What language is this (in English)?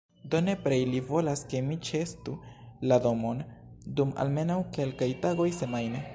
Esperanto